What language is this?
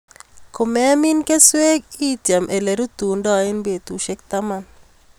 Kalenjin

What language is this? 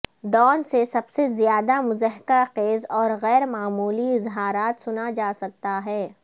Urdu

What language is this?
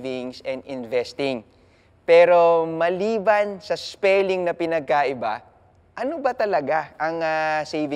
Filipino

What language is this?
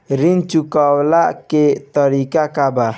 Bhojpuri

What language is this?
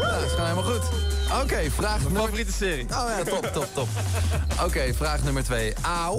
Dutch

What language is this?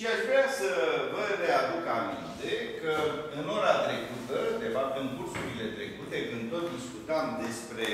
Romanian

